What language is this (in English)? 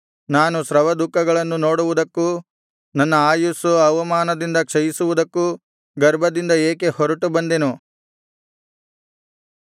Kannada